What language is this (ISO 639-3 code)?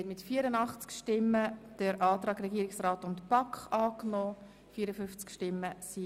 gsw